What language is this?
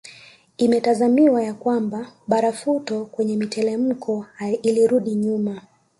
Swahili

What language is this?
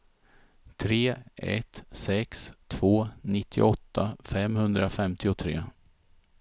Swedish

